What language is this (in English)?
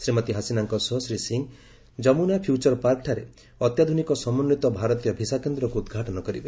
Odia